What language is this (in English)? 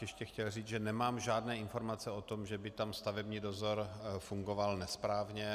Czech